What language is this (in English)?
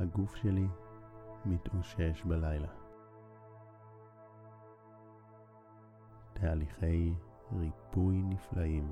Hebrew